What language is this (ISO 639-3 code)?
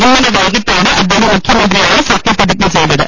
mal